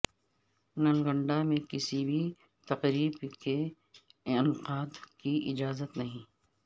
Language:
Urdu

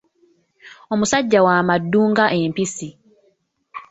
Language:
Ganda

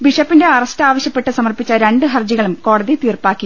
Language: Malayalam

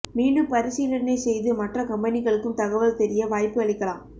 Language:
Tamil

